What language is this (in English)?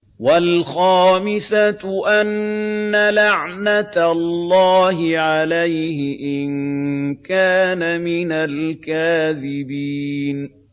Arabic